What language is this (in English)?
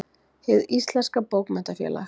Icelandic